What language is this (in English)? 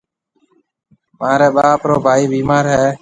Marwari (Pakistan)